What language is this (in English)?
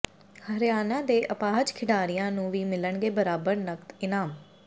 Punjabi